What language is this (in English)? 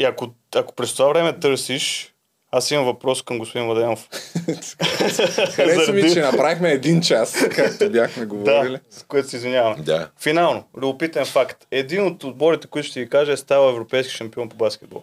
Bulgarian